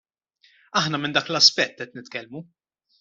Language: Maltese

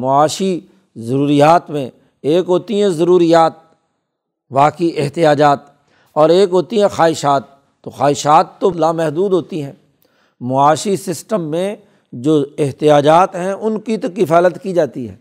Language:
Urdu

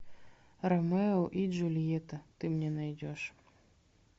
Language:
Russian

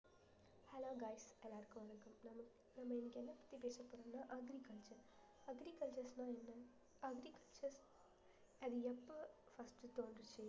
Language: Tamil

